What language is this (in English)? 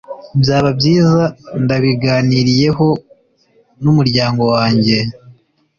Kinyarwanda